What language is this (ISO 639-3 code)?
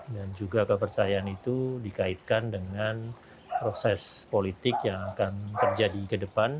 ind